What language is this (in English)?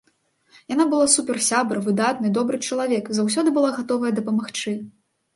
Belarusian